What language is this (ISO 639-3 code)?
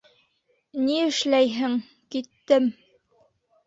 bak